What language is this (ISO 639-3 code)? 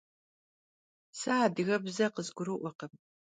kbd